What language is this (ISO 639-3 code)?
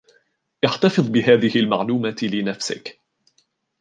ara